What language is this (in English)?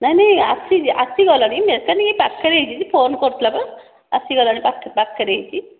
Odia